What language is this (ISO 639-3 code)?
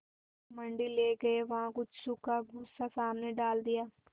hin